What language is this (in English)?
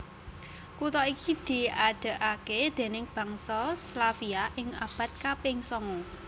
Javanese